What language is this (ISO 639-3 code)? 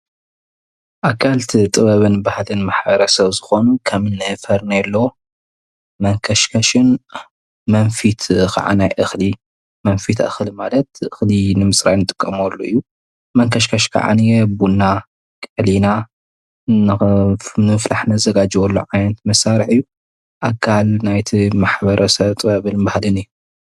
tir